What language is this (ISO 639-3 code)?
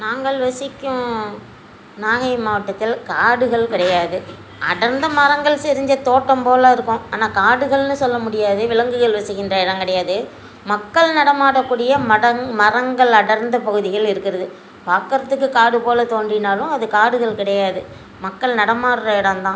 tam